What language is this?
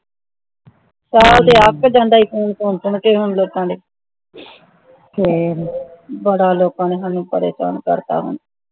Punjabi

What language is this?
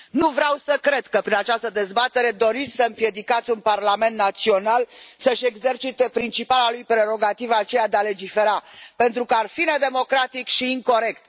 Romanian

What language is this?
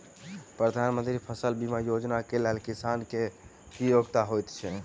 Maithili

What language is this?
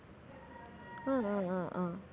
Tamil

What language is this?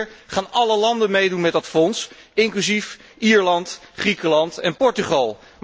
Dutch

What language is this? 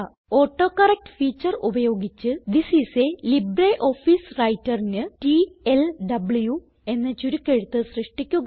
Malayalam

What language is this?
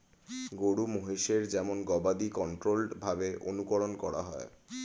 Bangla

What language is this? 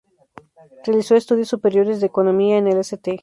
Spanish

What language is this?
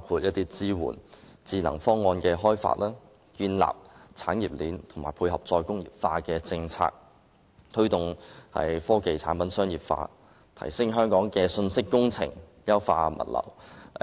Cantonese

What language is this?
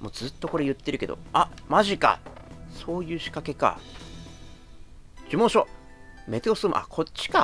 Japanese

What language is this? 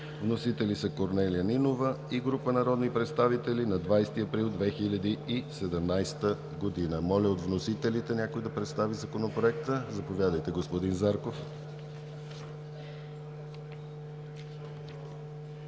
Bulgarian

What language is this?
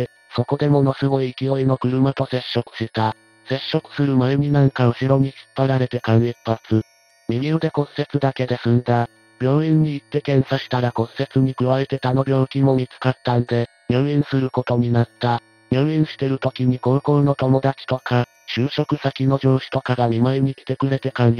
Japanese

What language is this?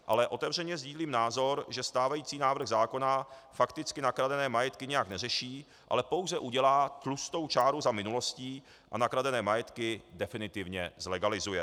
Czech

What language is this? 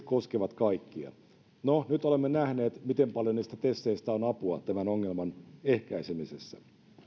Finnish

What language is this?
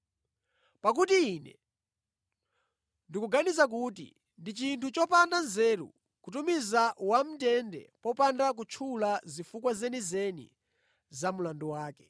Nyanja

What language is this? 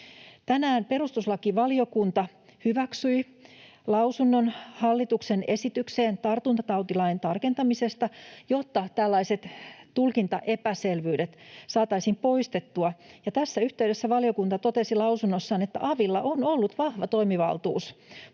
Finnish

